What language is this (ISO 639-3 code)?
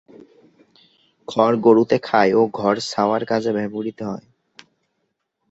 ben